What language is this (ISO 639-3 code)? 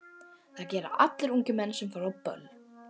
isl